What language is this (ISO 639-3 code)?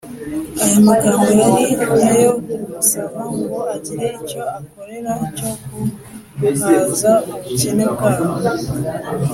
kin